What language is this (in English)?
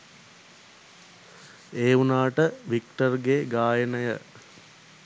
Sinhala